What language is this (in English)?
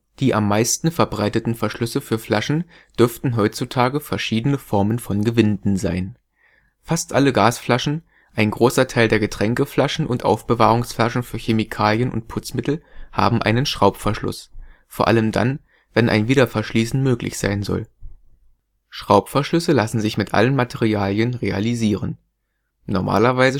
German